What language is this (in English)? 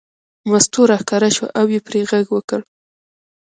Pashto